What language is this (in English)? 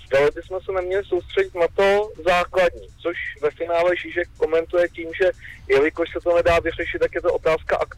Czech